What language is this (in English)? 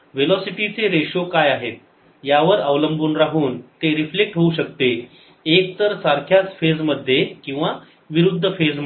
Marathi